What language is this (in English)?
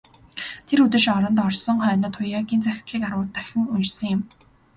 Mongolian